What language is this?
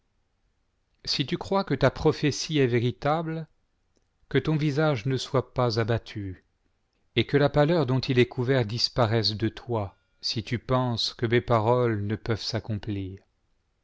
French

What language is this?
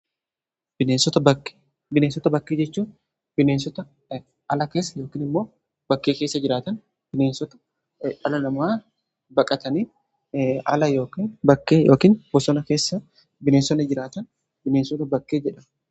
Oromo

